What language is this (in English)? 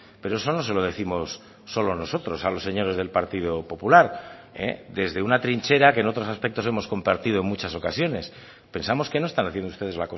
Spanish